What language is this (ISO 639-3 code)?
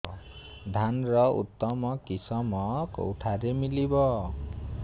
ori